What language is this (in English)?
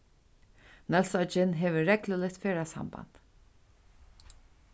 Faroese